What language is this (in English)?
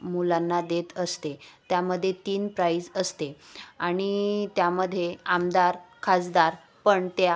Marathi